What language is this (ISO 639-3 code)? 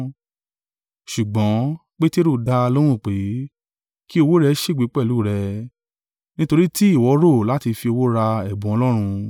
yor